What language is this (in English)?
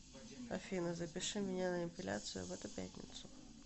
Russian